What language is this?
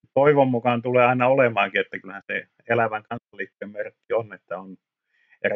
Finnish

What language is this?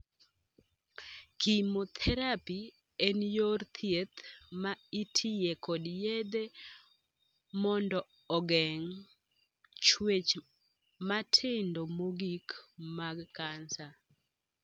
Luo (Kenya and Tanzania)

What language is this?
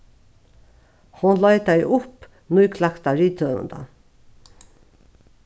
Faroese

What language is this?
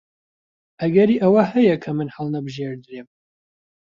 Central Kurdish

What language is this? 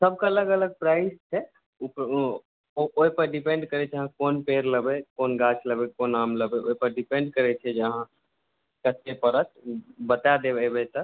Maithili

